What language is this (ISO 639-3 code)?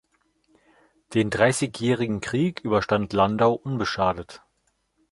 deu